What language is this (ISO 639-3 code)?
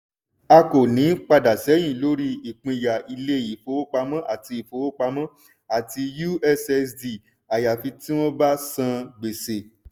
yor